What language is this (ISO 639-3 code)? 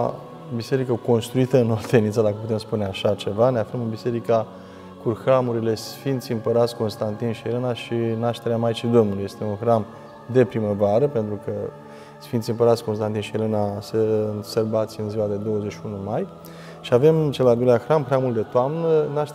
ron